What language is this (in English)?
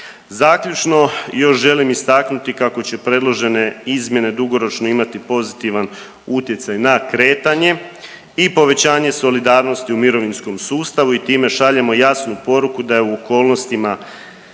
Croatian